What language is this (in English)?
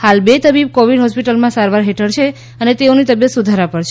Gujarati